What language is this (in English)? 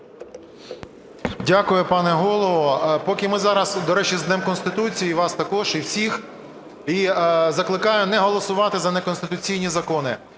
Ukrainian